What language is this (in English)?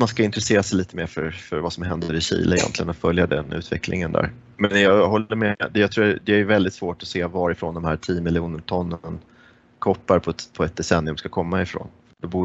Swedish